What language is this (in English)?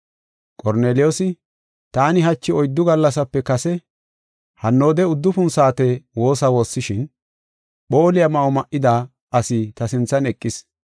Gofa